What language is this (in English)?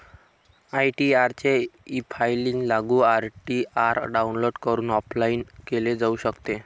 Marathi